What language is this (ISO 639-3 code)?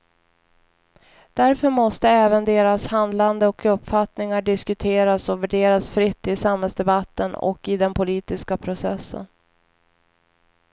swe